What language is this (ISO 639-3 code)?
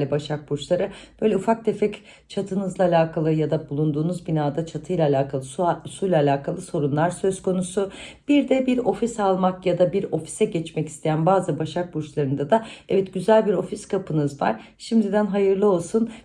tur